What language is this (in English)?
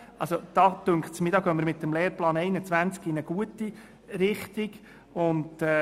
Swiss German